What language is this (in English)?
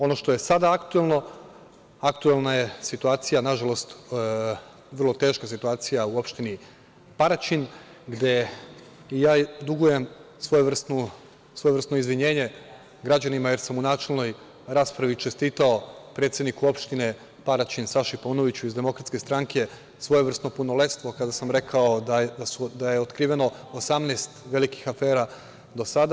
Serbian